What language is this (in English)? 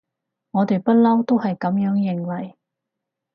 Cantonese